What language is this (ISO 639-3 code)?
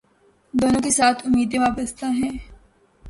urd